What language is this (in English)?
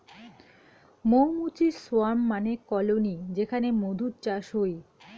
Bangla